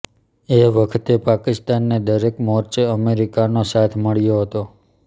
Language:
Gujarati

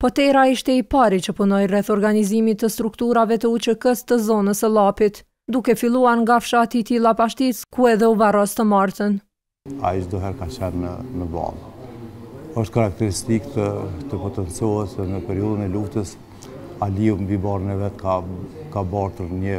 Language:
Romanian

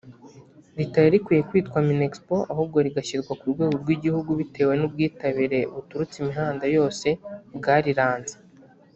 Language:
Kinyarwanda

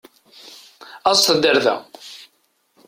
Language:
Kabyle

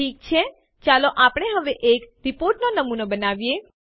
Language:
Gujarati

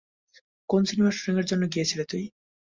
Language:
Bangla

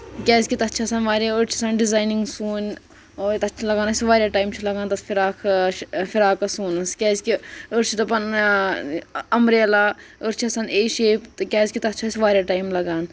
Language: Kashmiri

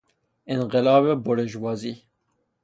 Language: Persian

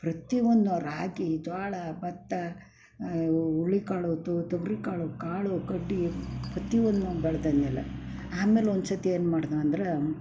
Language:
Kannada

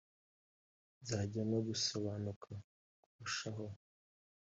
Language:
Kinyarwanda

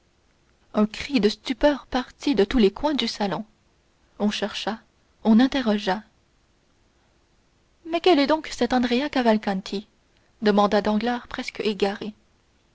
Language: French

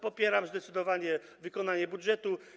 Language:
Polish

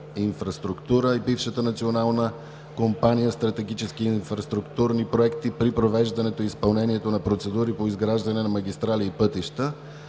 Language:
Bulgarian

